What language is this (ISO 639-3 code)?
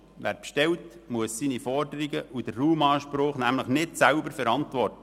gsw